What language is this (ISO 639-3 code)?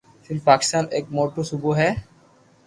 lrk